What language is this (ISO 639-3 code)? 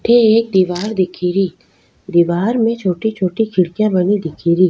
raj